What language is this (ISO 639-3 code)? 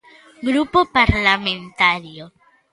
glg